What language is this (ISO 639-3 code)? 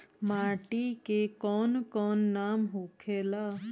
bho